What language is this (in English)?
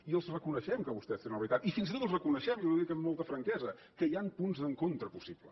Catalan